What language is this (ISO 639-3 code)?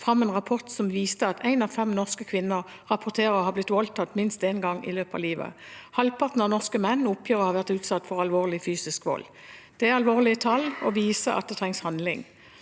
nor